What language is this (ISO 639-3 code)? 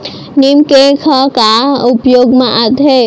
hne